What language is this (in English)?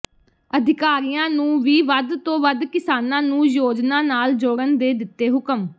Punjabi